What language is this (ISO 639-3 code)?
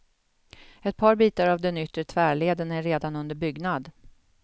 swe